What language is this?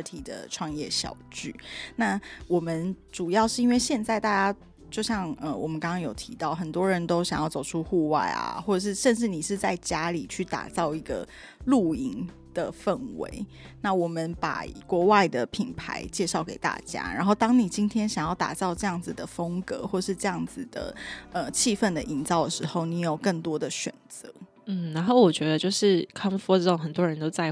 Chinese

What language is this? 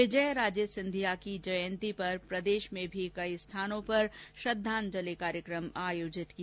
Hindi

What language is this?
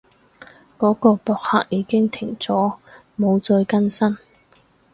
Cantonese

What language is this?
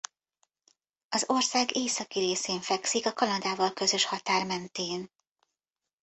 Hungarian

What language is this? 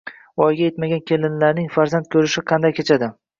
Uzbek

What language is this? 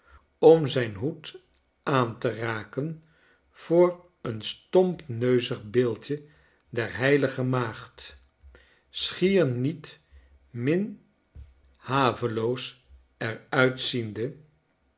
Dutch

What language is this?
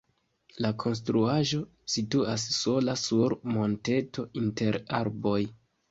Esperanto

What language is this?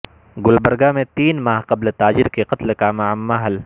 Urdu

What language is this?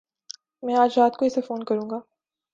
Urdu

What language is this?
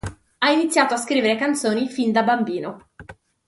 Italian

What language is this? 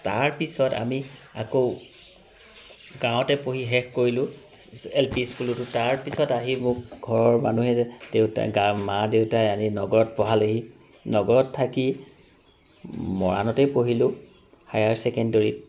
Assamese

